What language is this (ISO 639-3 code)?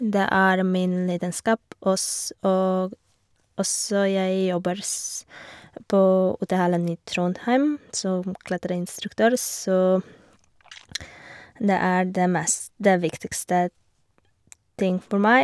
nor